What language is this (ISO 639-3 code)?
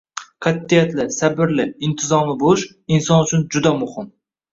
uzb